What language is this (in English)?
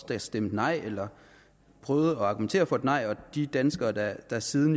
Danish